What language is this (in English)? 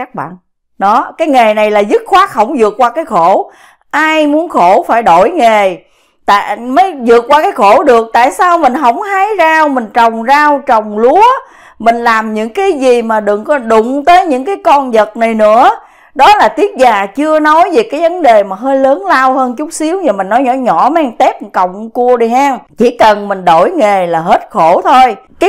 Vietnamese